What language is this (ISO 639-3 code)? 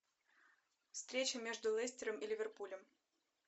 rus